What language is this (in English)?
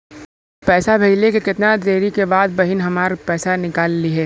Bhojpuri